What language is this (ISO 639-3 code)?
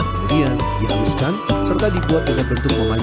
ind